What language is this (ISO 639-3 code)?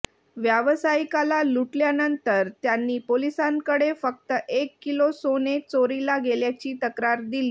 mar